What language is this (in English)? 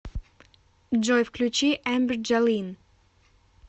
Russian